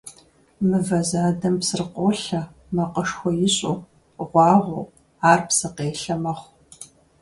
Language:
Kabardian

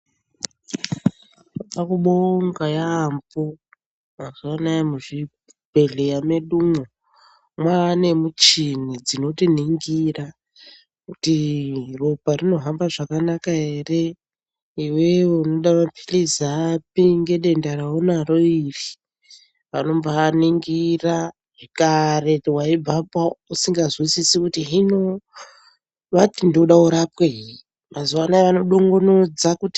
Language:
Ndau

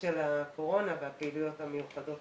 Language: Hebrew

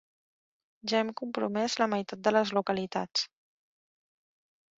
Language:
Catalan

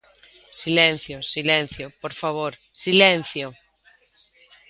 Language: Galician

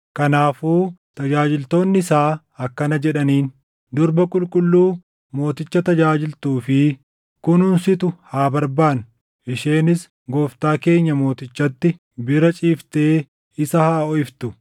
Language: Oromo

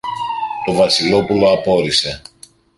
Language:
Greek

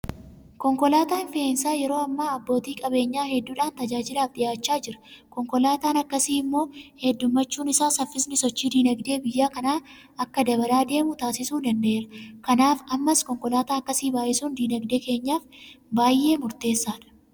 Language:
Oromo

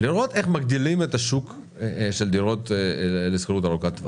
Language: Hebrew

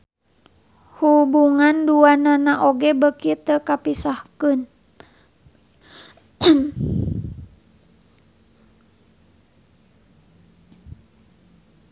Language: Sundanese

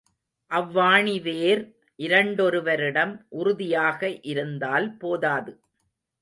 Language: Tamil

